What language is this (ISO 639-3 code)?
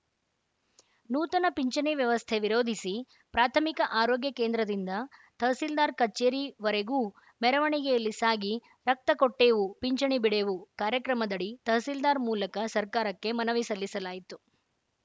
kan